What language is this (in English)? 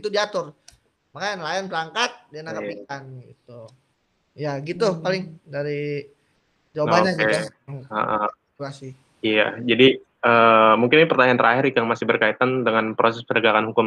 Indonesian